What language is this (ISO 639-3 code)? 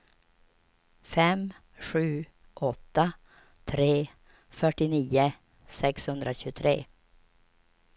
swe